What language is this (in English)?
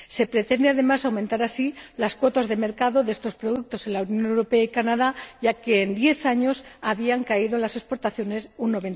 Spanish